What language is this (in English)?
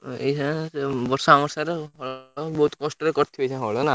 Odia